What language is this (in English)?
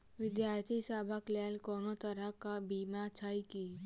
Maithili